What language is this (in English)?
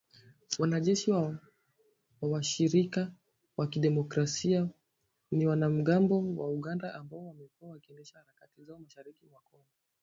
Swahili